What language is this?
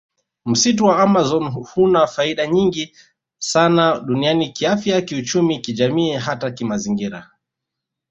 Swahili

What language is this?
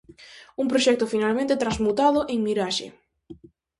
Galician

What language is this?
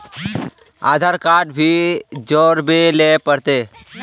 Magahi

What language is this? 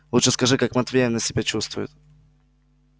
Russian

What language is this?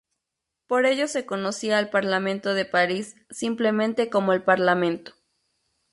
Spanish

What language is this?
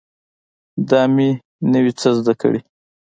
Pashto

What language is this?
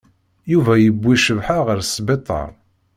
Kabyle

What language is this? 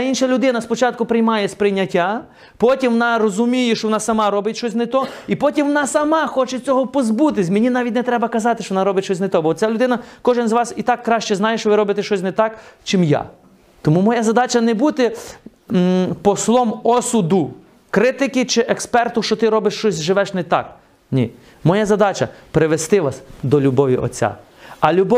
Ukrainian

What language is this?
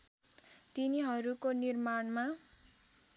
Nepali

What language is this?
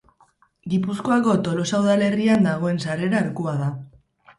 Basque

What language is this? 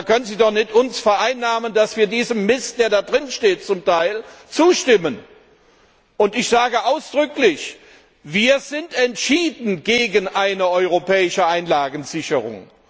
German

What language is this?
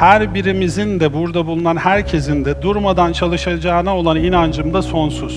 Turkish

